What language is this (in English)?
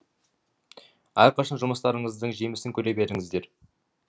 Kazakh